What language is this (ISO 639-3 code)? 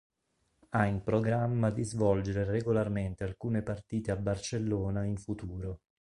ita